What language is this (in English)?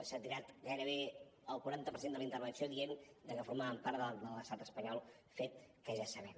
Catalan